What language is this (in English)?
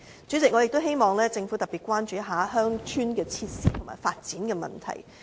Cantonese